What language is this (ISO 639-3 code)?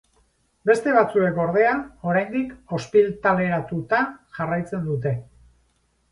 eus